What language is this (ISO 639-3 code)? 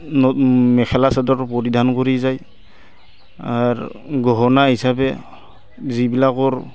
asm